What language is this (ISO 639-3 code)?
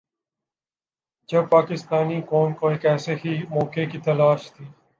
urd